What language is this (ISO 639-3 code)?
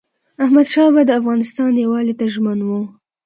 pus